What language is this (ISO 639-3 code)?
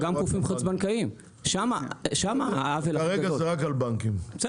heb